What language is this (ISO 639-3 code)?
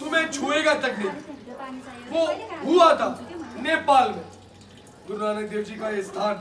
hin